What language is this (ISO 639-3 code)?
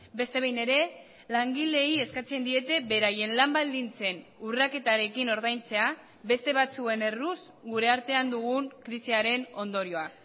eus